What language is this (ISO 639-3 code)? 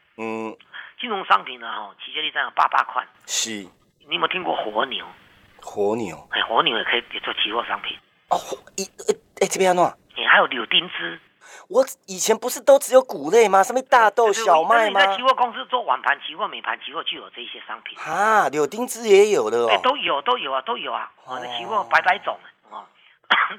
zho